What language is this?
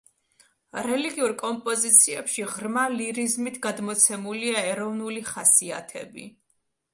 Georgian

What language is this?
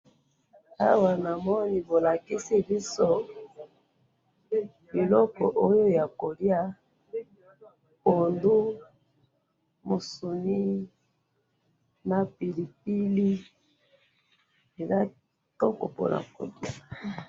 Lingala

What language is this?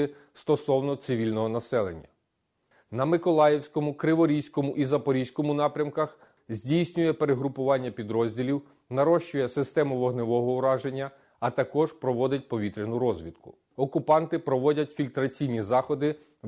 Ukrainian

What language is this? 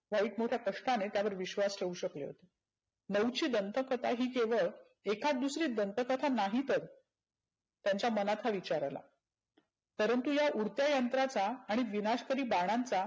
Marathi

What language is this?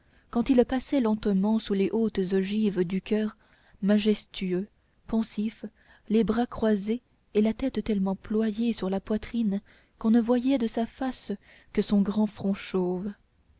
French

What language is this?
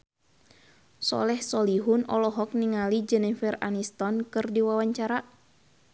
Sundanese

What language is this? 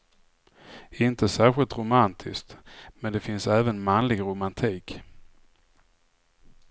Swedish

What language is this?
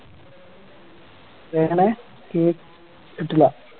Malayalam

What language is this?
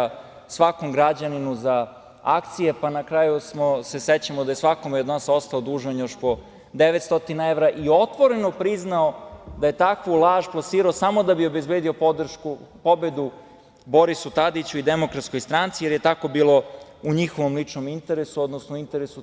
Serbian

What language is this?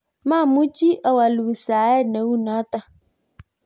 Kalenjin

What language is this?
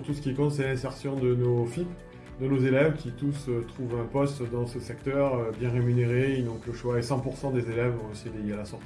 French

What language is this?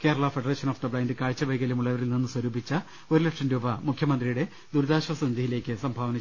Malayalam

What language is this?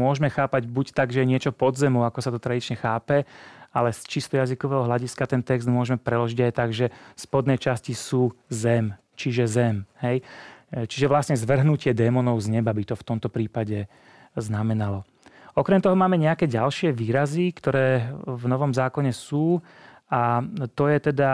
Czech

